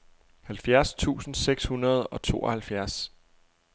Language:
Danish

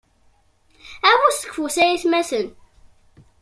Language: Kabyle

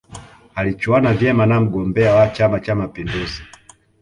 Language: Swahili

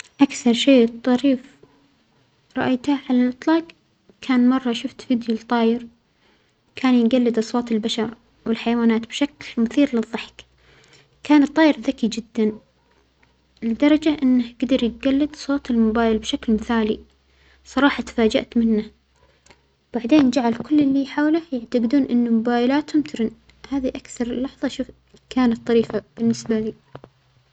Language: Omani Arabic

